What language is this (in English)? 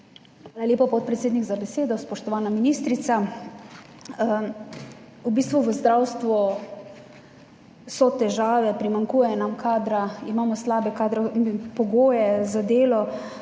Slovenian